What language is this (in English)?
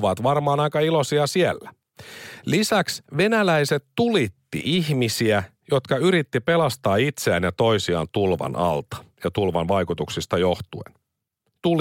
Finnish